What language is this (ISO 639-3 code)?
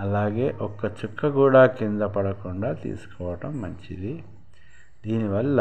tel